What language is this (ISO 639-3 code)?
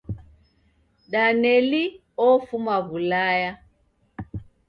dav